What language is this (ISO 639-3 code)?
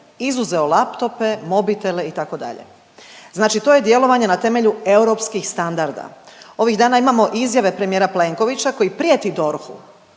hrv